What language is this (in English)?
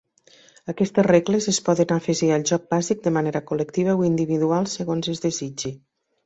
Catalan